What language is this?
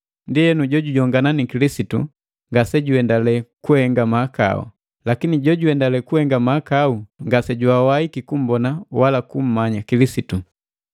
Matengo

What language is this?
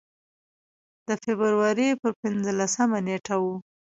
Pashto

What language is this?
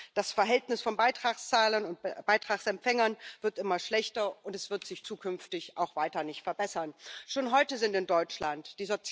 English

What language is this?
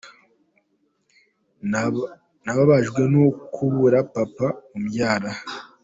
Kinyarwanda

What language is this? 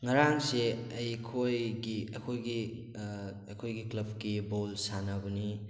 Manipuri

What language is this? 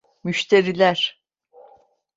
Turkish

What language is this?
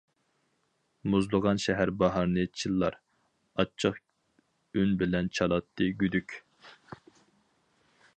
Uyghur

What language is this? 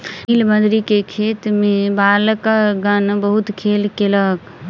Maithili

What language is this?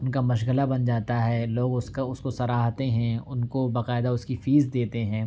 Urdu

